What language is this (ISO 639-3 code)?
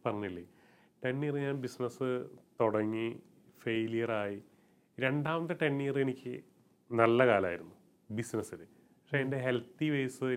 mal